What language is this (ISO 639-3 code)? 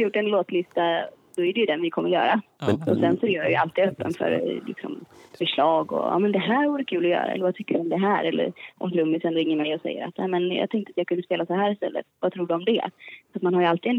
swe